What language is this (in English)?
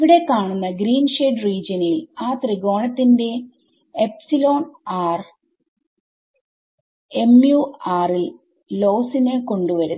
Malayalam